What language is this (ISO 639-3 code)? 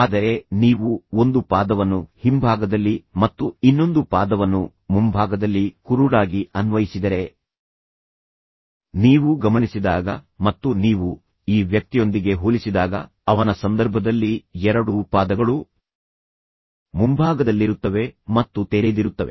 kan